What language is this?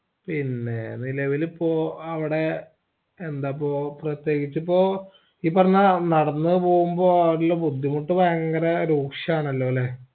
Malayalam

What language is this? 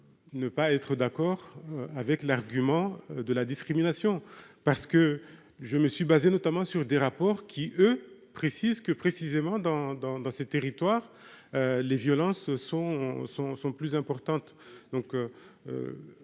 French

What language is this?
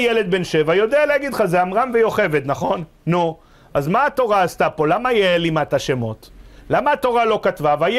Hebrew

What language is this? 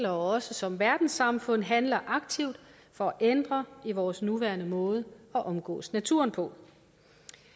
Danish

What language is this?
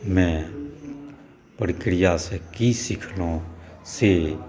Maithili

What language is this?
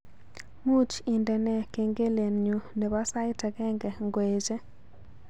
Kalenjin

